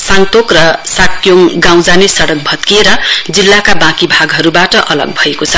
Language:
Nepali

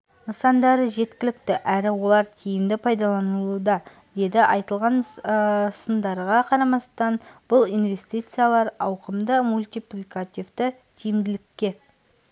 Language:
Kazakh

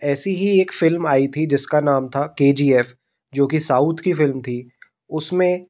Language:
Hindi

